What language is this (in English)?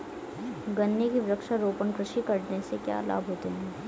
Hindi